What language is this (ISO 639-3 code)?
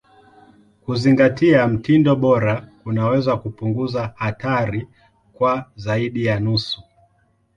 swa